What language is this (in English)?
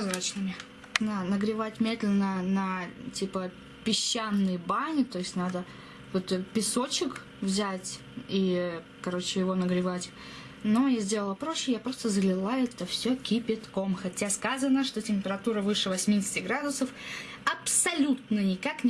Russian